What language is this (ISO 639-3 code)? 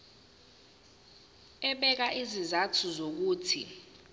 zul